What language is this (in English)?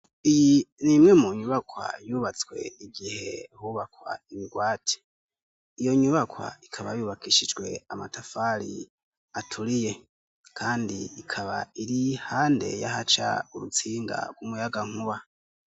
Rundi